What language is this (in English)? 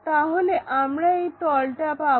Bangla